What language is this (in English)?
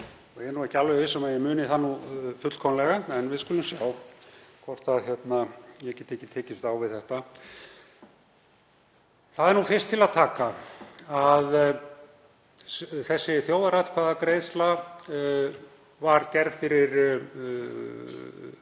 Icelandic